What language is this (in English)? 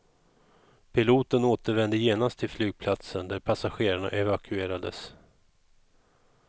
Swedish